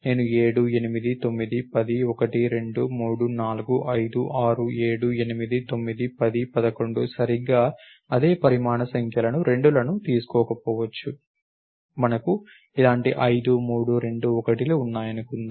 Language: Telugu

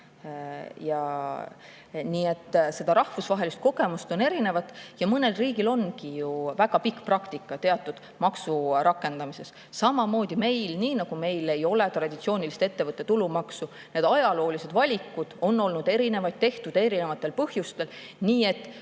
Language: Estonian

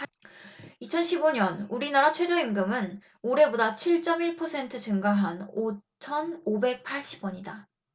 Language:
Korean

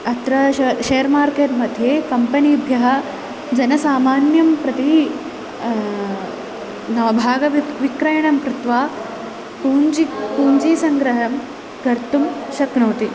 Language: Sanskrit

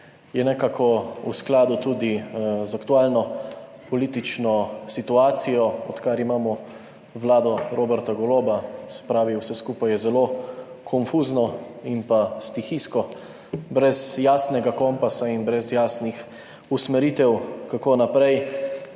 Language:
Slovenian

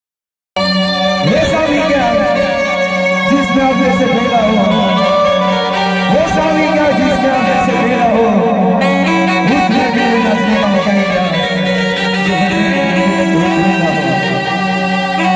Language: Arabic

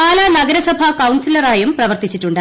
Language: Malayalam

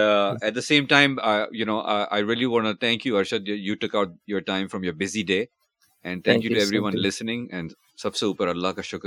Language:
Urdu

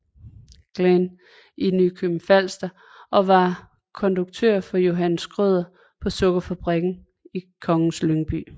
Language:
Danish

